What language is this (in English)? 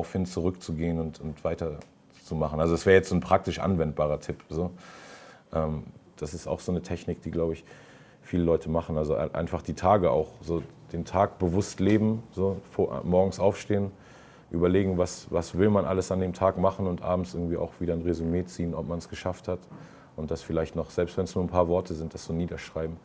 German